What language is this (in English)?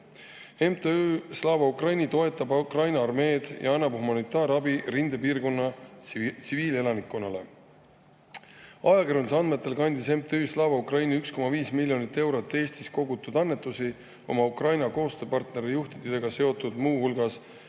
Estonian